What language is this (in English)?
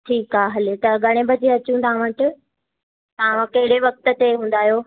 Sindhi